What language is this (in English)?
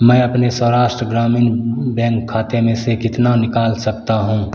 Hindi